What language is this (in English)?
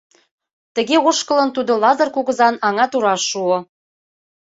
Mari